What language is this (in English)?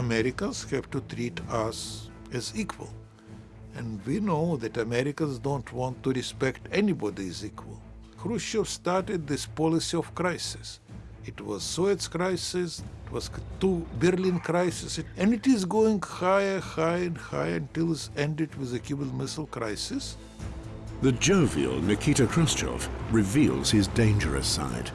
English